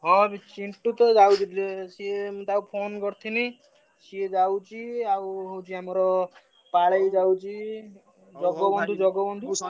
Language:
Odia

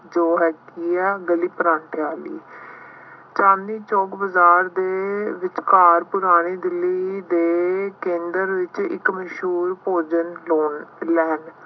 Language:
Punjabi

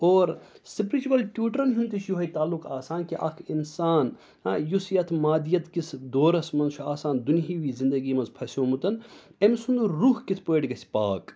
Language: Kashmiri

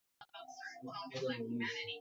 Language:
Swahili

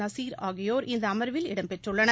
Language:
Tamil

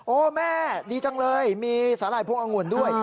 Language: Thai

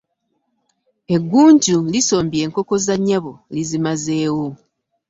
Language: Ganda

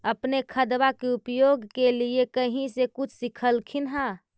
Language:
Magahi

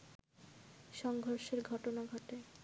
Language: Bangla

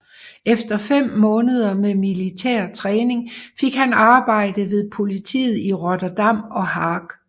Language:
Danish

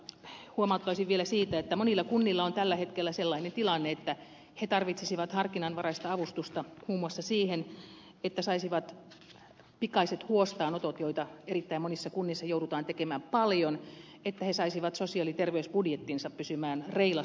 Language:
Finnish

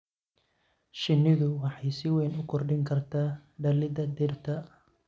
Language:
Somali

